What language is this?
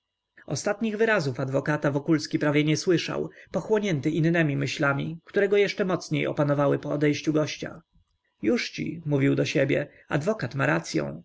Polish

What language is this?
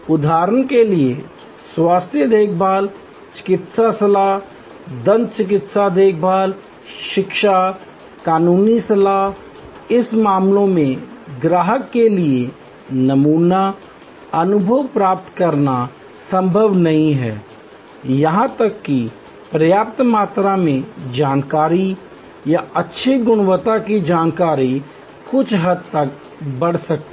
Hindi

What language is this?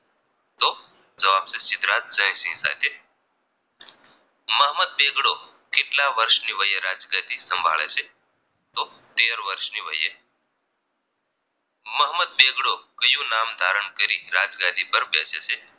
Gujarati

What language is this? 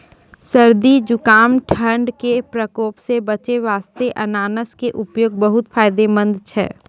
Maithili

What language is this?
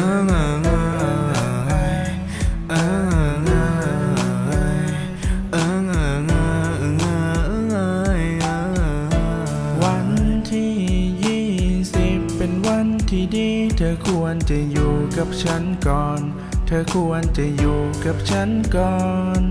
Thai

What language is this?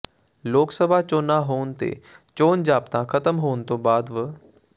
Punjabi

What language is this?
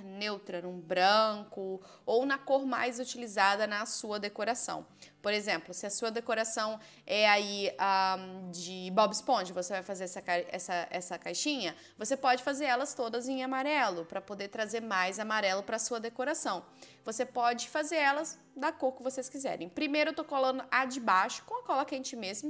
Portuguese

